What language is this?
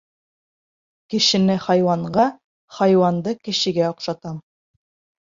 Bashkir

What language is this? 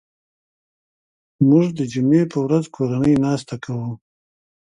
Pashto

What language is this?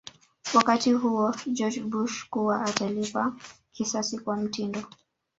Swahili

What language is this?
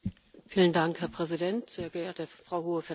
German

